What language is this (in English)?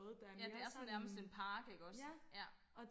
Danish